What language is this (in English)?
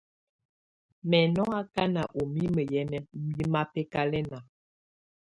Tunen